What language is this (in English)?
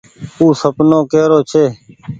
Goaria